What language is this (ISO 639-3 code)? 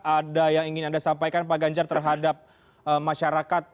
ind